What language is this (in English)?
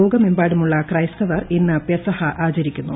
Malayalam